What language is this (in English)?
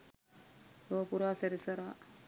Sinhala